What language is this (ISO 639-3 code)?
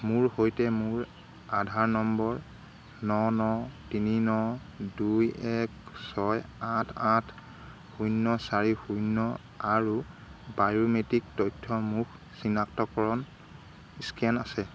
asm